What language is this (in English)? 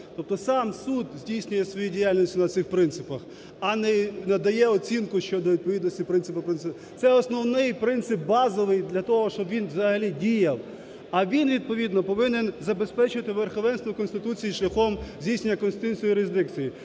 Ukrainian